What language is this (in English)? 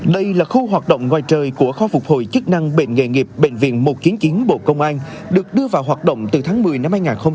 Vietnamese